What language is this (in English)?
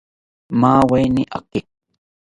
South Ucayali Ashéninka